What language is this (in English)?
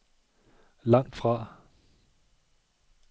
Danish